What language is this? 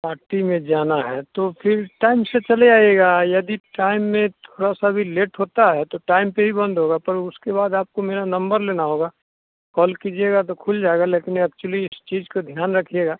Hindi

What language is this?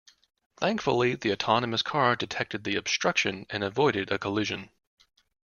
English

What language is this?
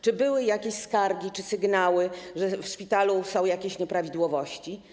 Polish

